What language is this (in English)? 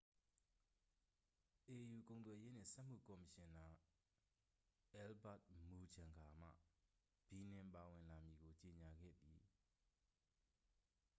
Burmese